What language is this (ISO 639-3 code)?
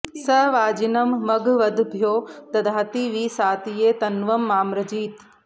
san